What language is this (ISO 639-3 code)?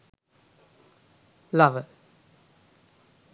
sin